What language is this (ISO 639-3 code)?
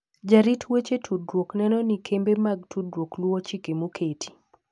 luo